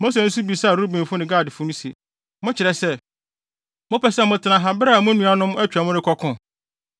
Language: Akan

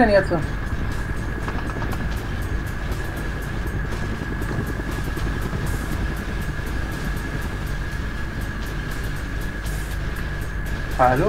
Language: German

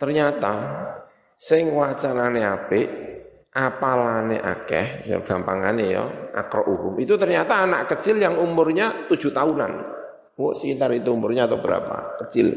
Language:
Indonesian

